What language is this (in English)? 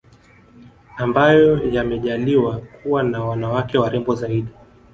Swahili